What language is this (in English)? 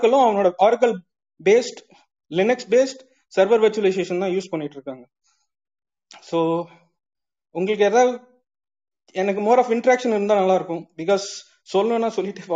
Tamil